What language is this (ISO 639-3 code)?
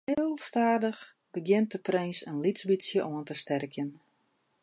fry